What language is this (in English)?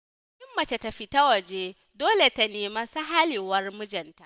Hausa